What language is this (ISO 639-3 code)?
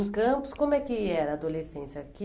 por